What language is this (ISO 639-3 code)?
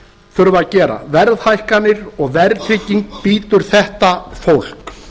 isl